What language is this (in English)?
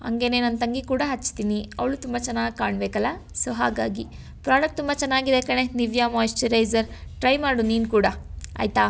Kannada